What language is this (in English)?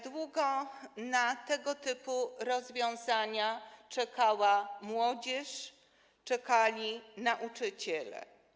Polish